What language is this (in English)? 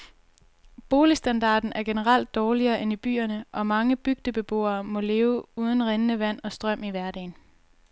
Danish